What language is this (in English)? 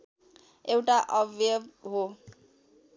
Nepali